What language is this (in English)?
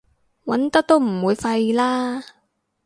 Cantonese